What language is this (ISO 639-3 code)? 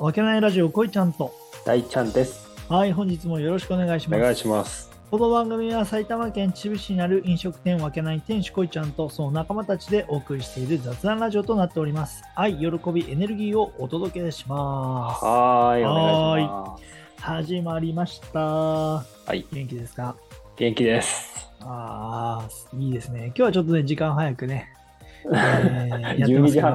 jpn